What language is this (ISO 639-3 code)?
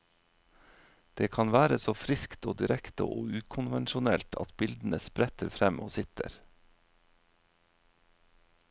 nor